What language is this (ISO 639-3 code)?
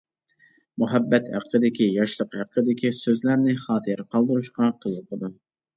uig